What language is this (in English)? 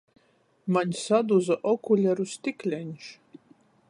Latgalian